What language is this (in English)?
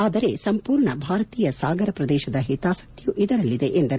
Kannada